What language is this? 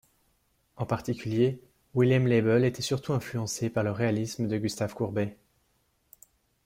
French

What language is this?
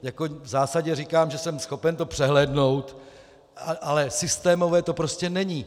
Czech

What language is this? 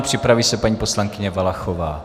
Czech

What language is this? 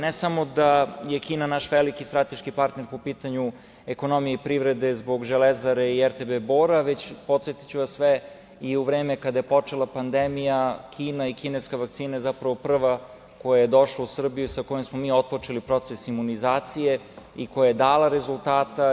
Serbian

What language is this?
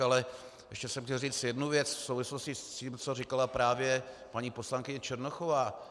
Czech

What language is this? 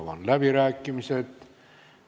Estonian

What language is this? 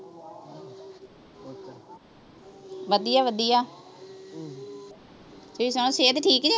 Punjabi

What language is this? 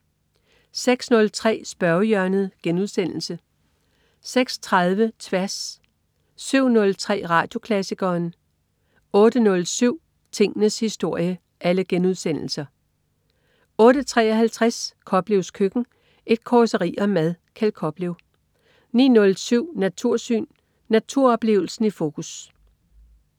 Danish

